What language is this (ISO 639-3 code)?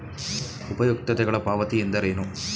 kan